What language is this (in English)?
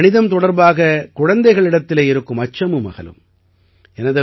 Tamil